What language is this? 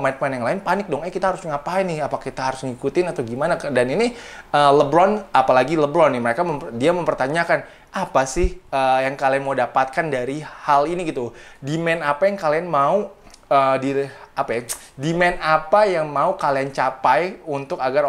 Indonesian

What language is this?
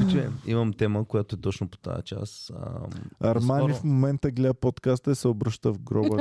Bulgarian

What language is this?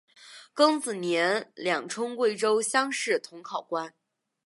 Chinese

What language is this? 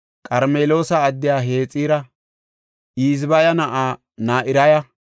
Gofa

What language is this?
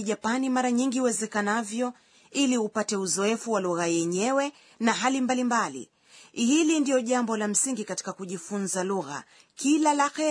Swahili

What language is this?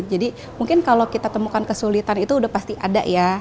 Indonesian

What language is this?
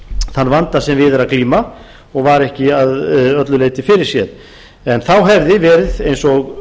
Icelandic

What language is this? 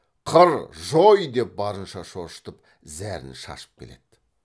Kazakh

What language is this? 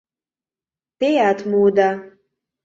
Mari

